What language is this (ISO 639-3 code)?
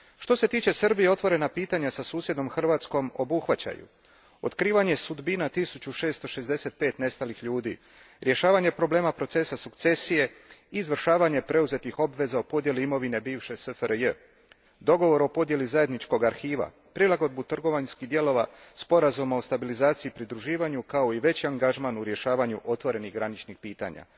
hrv